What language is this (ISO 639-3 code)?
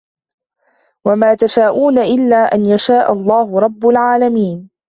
ara